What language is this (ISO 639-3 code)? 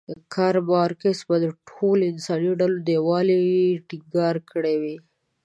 pus